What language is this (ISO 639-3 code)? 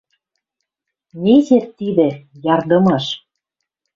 mrj